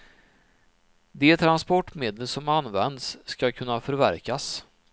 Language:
Swedish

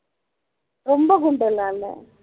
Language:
Tamil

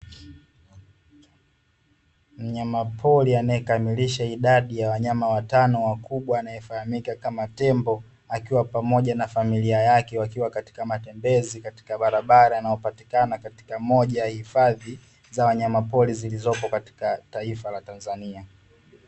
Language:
Swahili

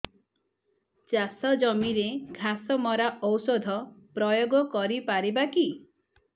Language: Odia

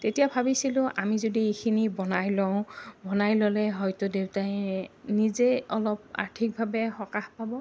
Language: Assamese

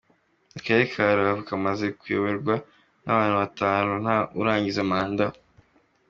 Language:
Kinyarwanda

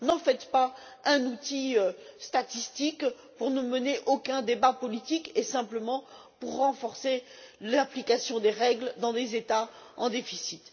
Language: French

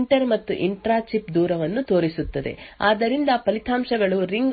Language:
Kannada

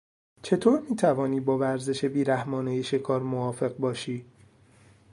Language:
Persian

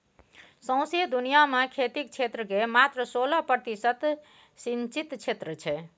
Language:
Maithili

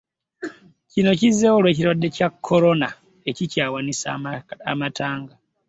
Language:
Ganda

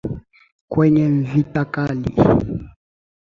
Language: Swahili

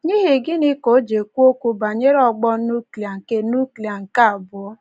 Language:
Igbo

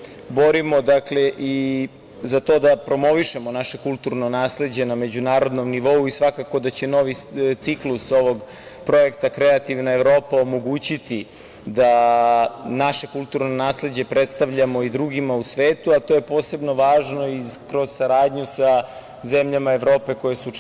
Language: Serbian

